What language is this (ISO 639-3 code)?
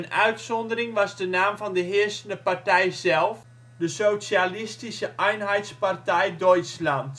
nld